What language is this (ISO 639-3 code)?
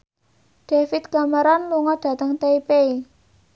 jav